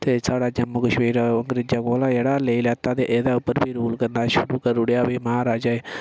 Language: Dogri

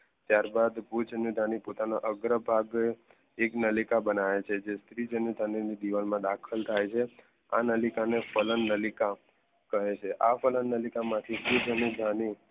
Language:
Gujarati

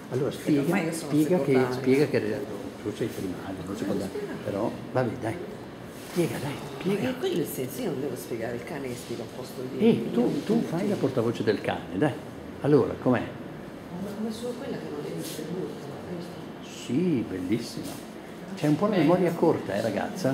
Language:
Italian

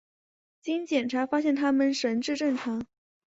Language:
Chinese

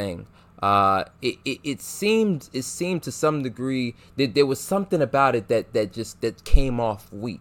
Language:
English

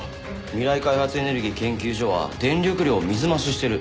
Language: Japanese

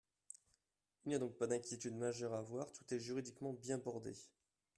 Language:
French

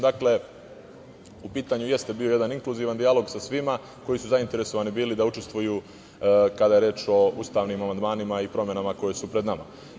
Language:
Serbian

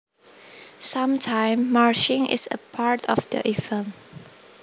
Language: Javanese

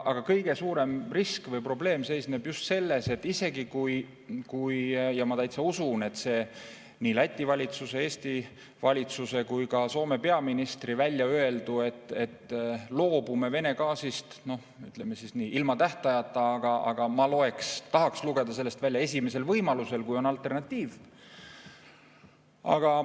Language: Estonian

